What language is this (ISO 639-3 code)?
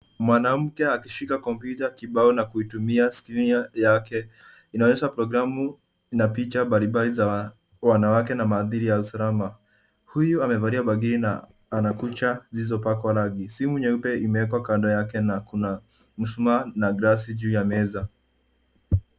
swa